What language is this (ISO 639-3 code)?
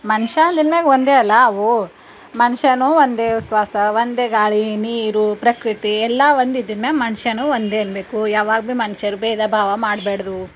kan